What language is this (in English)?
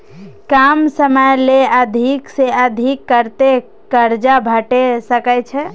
Maithili